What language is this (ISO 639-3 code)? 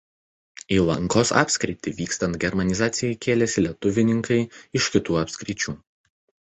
lit